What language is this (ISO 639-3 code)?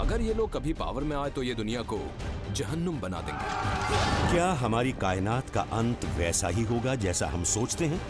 hin